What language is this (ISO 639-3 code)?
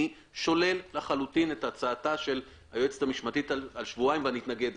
heb